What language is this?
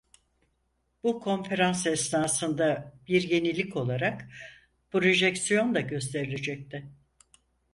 Turkish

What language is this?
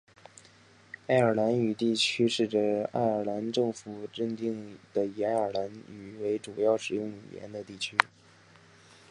Chinese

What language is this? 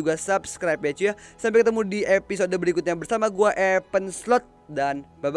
Indonesian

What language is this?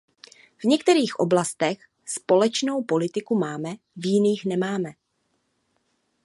Czech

